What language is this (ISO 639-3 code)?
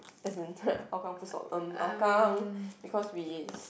eng